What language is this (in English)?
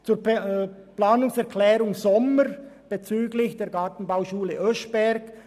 Swiss German